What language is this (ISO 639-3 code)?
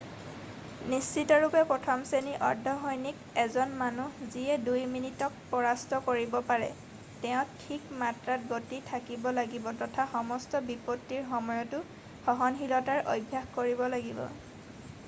asm